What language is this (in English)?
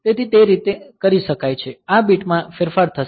Gujarati